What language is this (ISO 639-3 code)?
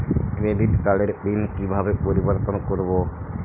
ben